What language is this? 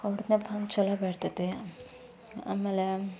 Kannada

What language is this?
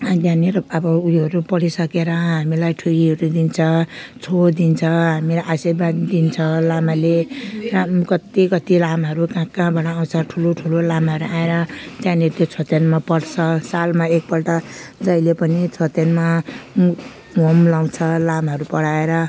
Nepali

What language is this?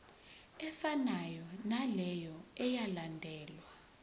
Zulu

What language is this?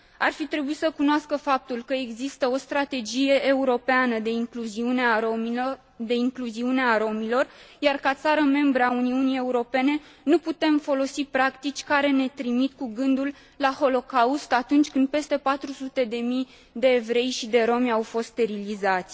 Romanian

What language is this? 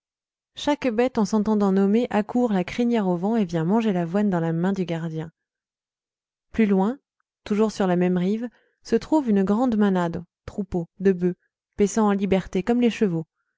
French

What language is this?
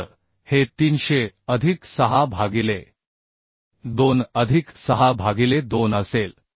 Marathi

